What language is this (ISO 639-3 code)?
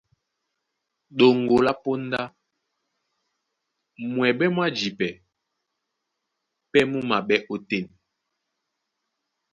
dua